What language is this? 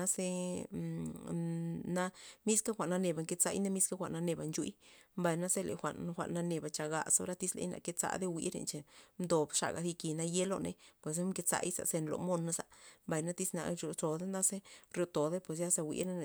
Loxicha Zapotec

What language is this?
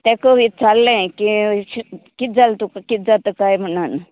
Konkani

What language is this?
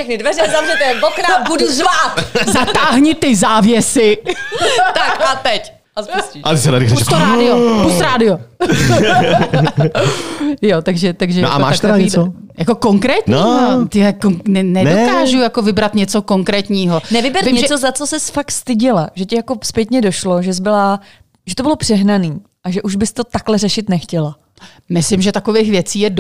Czech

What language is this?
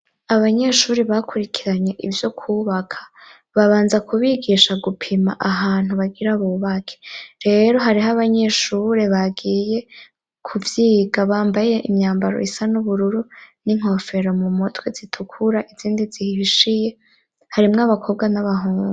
Rundi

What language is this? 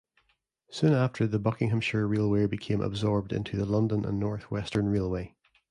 English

